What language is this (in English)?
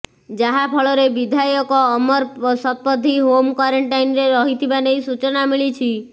Odia